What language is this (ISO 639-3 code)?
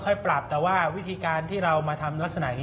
tha